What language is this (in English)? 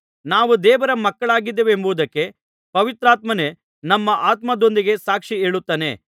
Kannada